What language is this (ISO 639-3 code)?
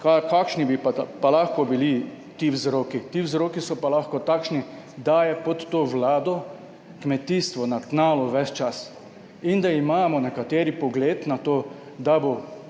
slv